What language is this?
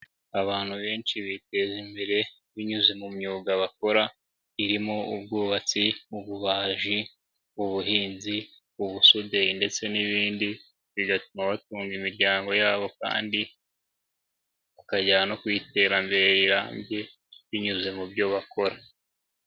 Kinyarwanda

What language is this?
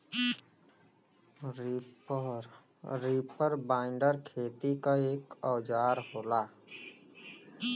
Bhojpuri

